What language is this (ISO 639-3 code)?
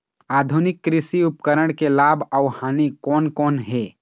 hne